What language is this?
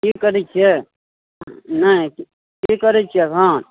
Maithili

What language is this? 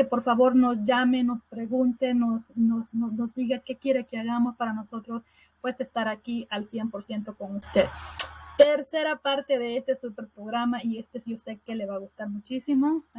Spanish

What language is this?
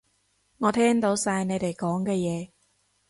Cantonese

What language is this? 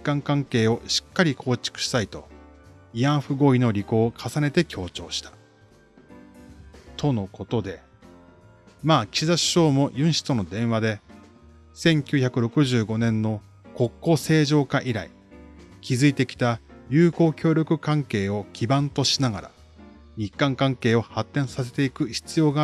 Japanese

